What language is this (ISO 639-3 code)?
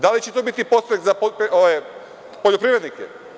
srp